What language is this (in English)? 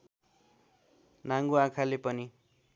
Nepali